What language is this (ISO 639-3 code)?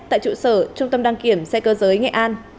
vie